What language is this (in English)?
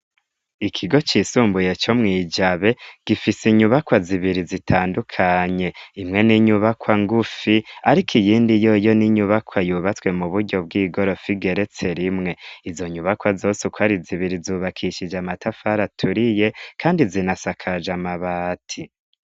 Rundi